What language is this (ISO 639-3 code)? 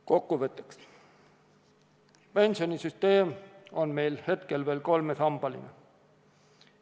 est